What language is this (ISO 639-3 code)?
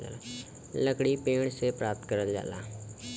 bho